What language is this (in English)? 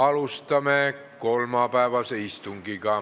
Estonian